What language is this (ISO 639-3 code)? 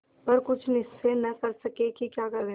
hin